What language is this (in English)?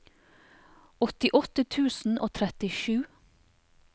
Norwegian